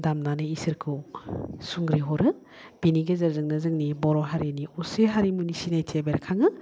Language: Bodo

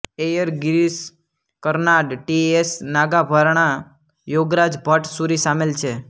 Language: Gujarati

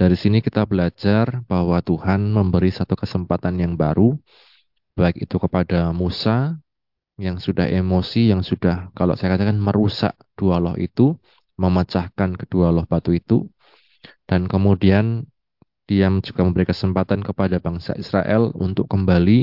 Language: Indonesian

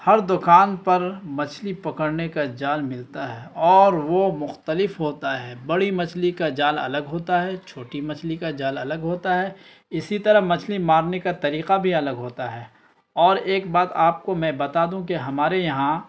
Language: Urdu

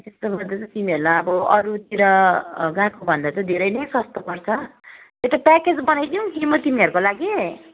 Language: Nepali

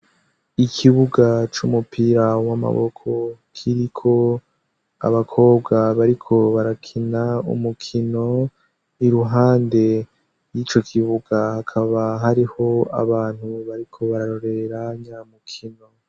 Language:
Rundi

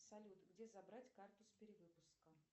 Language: Russian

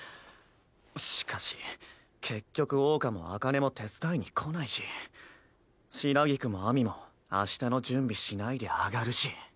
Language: Japanese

